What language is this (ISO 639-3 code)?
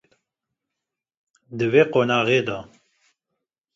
kur